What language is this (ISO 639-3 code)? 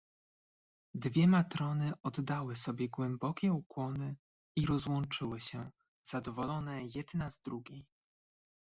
pol